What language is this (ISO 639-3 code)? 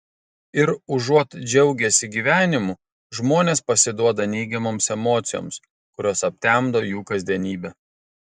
lit